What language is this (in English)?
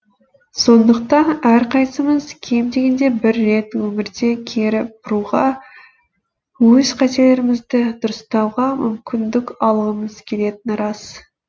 Kazakh